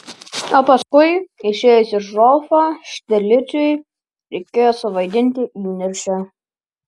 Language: Lithuanian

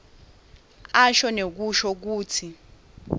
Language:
Swati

